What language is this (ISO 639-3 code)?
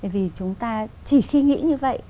vie